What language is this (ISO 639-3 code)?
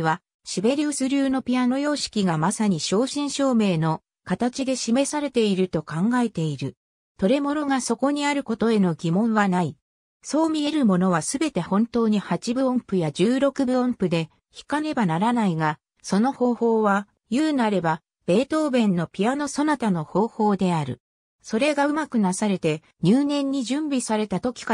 jpn